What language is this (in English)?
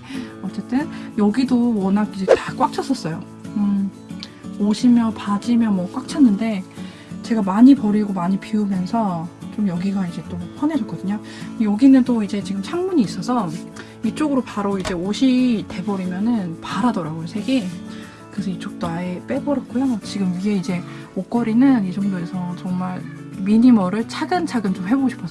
Korean